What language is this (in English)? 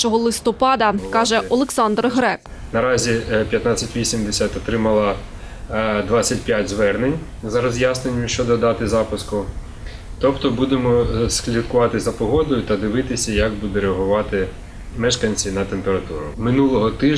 Ukrainian